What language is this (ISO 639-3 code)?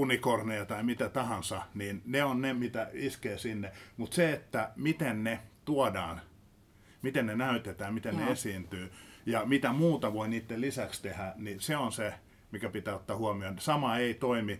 fin